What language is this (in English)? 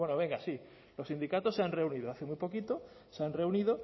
Spanish